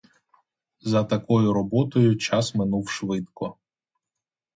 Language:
Ukrainian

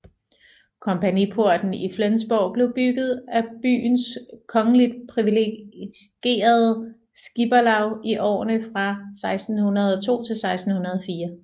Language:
Danish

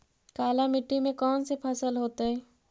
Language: Magahi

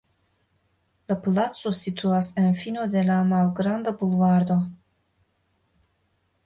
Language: Esperanto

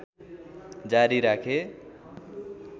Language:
Nepali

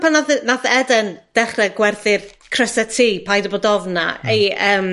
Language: Welsh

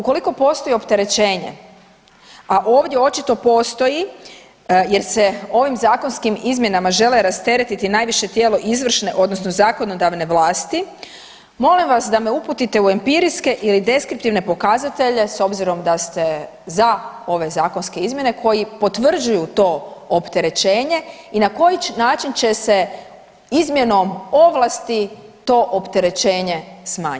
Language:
Croatian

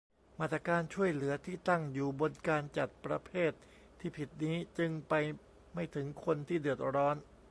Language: Thai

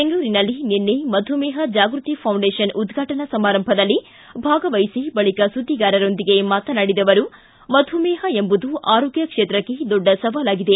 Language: Kannada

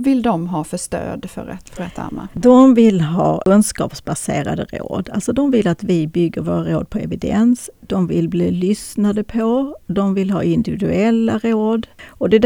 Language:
Swedish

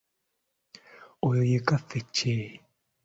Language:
Ganda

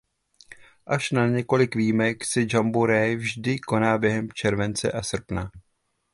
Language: Czech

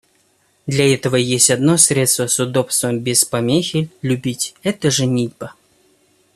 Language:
Russian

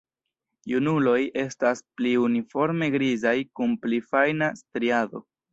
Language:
Esperanto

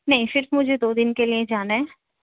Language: Urdu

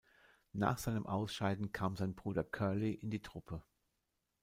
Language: German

